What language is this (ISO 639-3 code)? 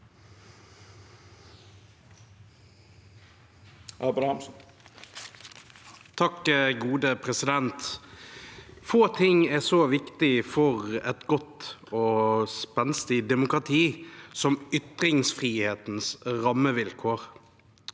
nor